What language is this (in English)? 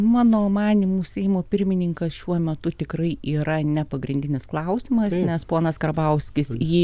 Lithuanian